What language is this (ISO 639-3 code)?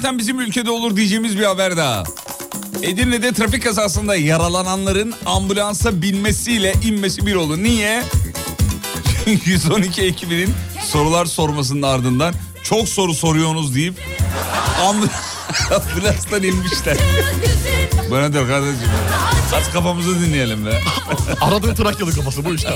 tur